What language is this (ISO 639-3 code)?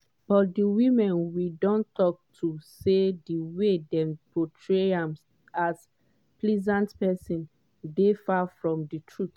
pcm